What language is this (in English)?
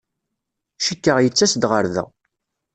Kabyle